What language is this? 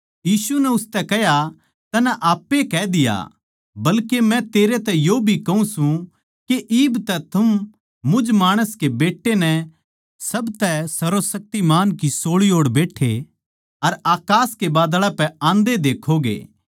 Haryanvi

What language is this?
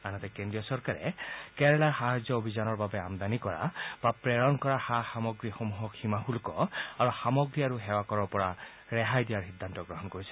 Assamese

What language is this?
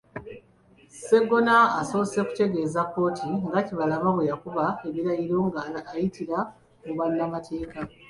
Ganda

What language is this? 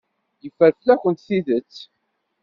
Kabyle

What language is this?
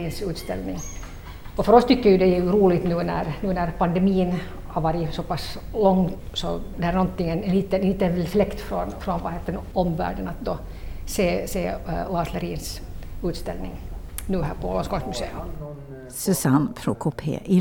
Swedish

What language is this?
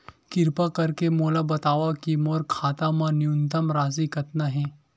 Chhattisgarhi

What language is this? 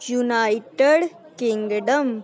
Punjabi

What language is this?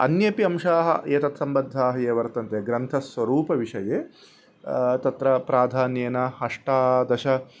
Sanskrit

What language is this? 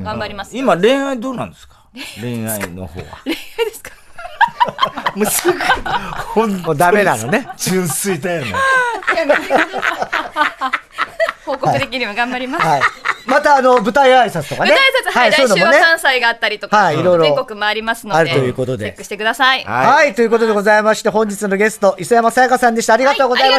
Japanese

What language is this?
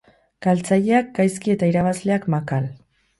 Basque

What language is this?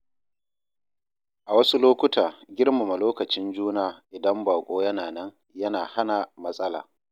Hausa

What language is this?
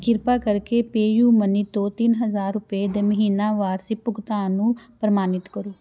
Punjabi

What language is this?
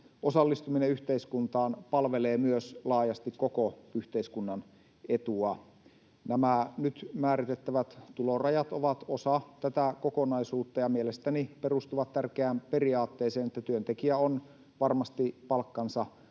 Finnish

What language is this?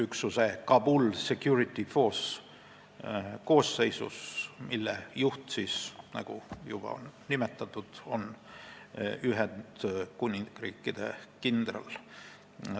Estonian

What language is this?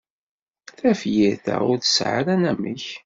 Kabyle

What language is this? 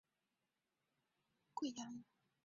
Chinese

